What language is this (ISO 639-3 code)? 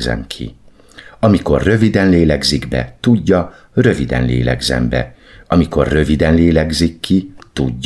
hun